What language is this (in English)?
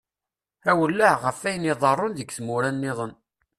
Kabyle